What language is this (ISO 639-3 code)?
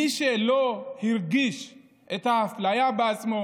heb